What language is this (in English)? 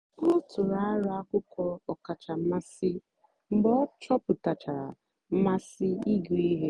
Igbo